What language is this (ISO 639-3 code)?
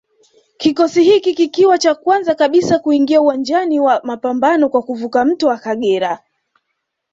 swa